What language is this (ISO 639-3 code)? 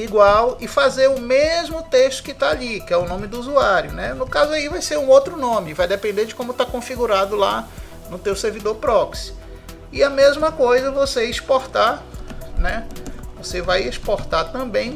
por